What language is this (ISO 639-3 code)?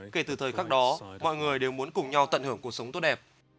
vie